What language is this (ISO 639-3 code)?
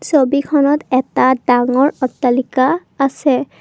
asm